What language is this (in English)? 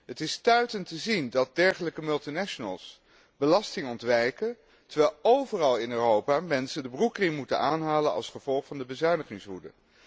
Dutch